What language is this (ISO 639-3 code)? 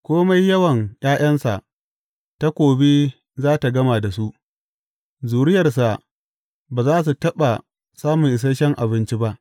hau